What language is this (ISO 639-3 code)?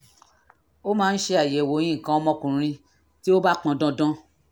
yor